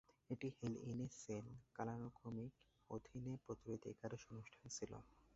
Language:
Bangla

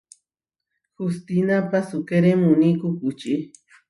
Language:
Huarijio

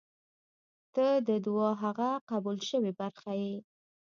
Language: Pashto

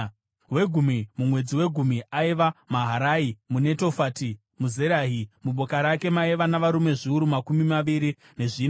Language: Shona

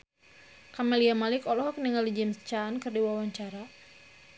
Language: Sundanese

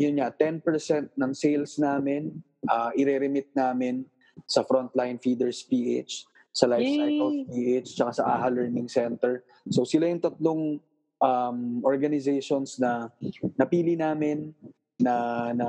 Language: Filipino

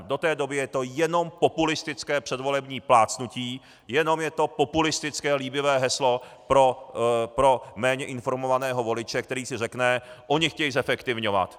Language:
Czech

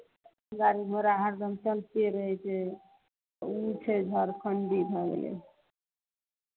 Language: Maithili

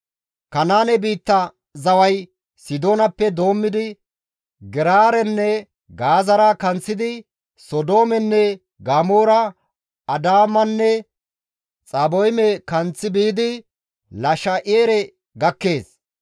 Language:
Gamo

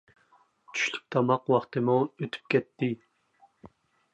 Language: Uyghur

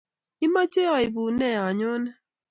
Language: Kalenjin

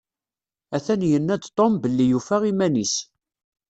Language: Kabyle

